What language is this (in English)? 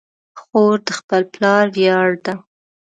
Pashto